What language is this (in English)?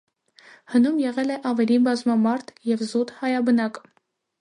Armenian